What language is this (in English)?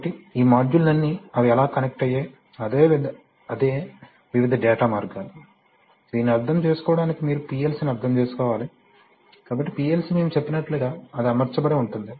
Telugu